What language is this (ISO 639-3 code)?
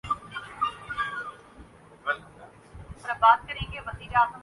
urd